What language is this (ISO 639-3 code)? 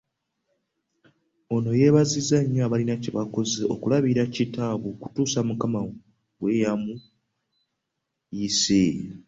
lug